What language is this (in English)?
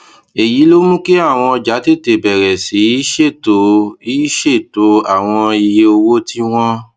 Yoruba